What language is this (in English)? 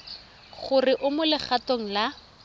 Tswana